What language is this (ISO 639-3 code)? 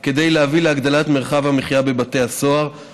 heb